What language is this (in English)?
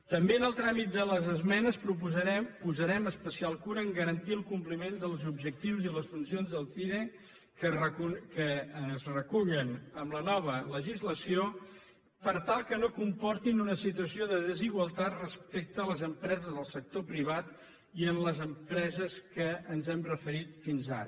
Catalan